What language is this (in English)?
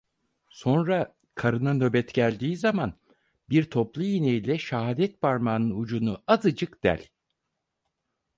Turkish